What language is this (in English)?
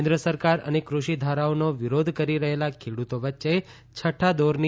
Gujarati